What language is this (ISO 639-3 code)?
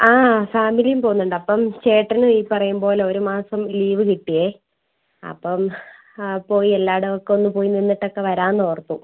mal